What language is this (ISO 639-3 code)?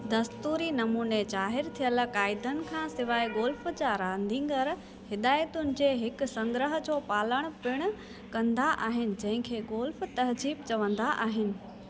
snd